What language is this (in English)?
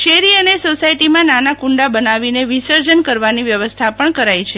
Gujarati